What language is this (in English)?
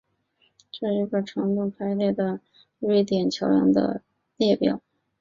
Chinese